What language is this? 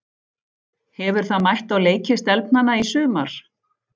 Icelandic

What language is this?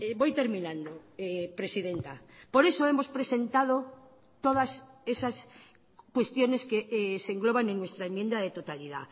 Spanish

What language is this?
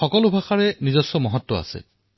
Assamese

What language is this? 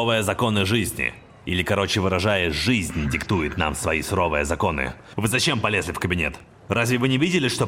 Russian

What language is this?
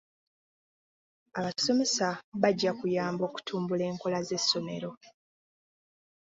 Ganda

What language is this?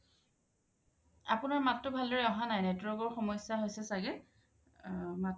Assamese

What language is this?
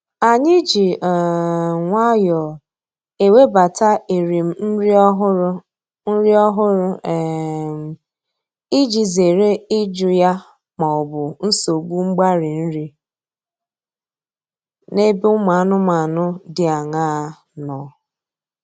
Igbo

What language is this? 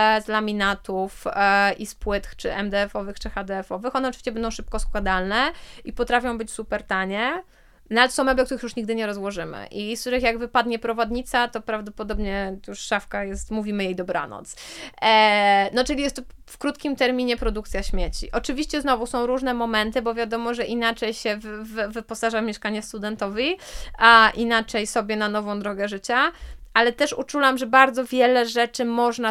Polish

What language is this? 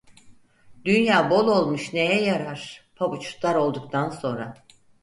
Turkish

